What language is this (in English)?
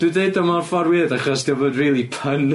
Welsh